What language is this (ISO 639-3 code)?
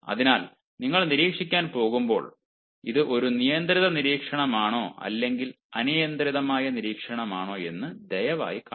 mal